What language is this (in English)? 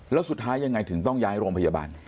Thai